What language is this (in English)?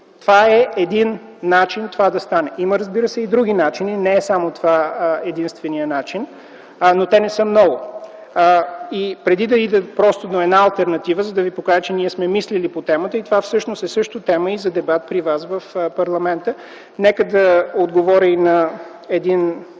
Bulgarian